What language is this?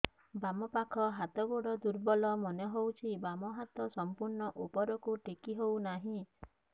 Odia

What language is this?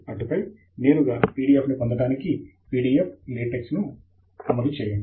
Telugu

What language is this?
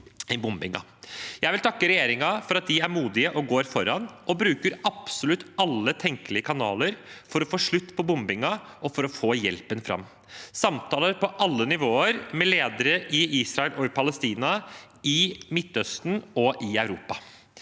Norwegian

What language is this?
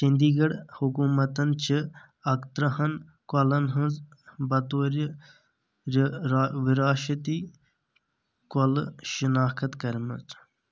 Kashmiri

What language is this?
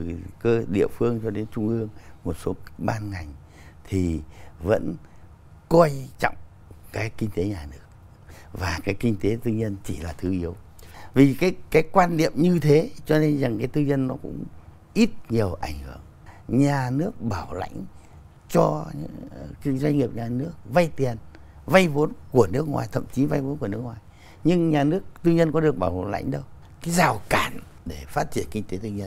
Vietnamese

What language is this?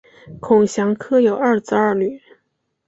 Chinese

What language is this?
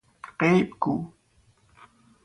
Persian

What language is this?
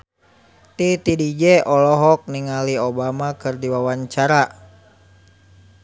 Sundanese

